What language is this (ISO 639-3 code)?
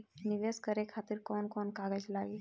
bho